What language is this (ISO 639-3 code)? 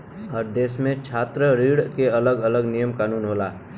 bho